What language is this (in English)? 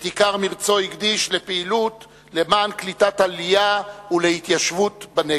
Hebrew